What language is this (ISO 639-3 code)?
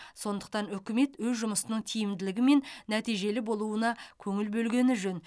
kaz